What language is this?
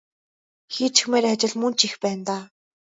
Mongolian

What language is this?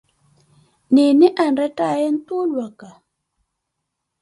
Koti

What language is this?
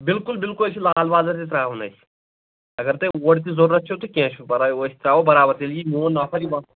Kashmiri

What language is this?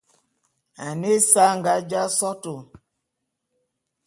Bulu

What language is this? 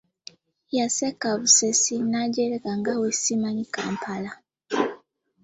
Ganda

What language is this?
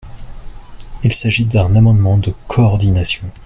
French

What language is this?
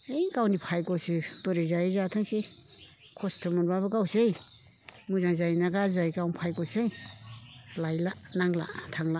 Bodo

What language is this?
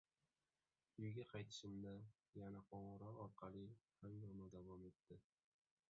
Uzbek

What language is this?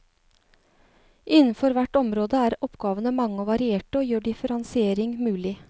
Norwegian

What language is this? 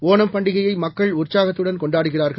Tamil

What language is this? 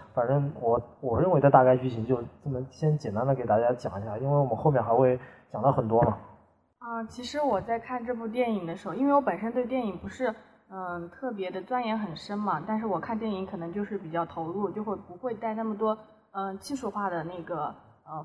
Chinese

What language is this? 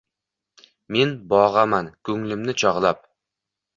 Uzbek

